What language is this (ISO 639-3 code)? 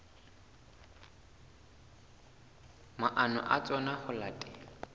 sot